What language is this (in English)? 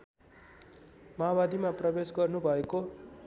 Nepali